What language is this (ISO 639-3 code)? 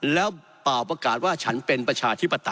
tha